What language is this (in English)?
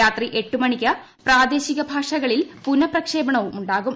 Malayalam